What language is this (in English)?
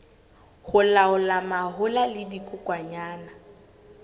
Southern Sotho